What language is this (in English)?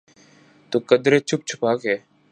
Urdu